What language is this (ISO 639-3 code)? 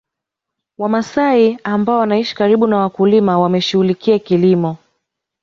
swa